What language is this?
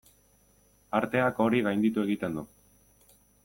Basque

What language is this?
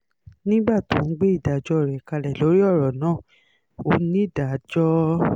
Yoruba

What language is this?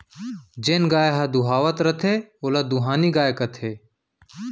Chhattisgarhi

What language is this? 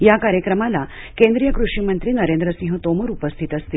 Marathi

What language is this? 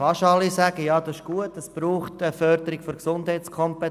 Swiss German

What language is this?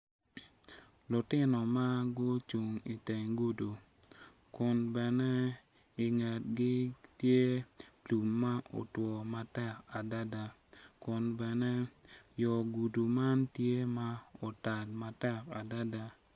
Acoli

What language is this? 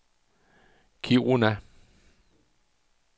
Danish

